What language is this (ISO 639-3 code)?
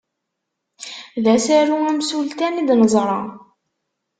kab